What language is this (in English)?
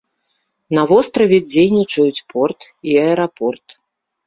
Belarusian